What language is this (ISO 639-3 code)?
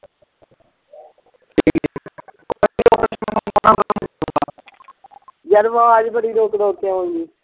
pan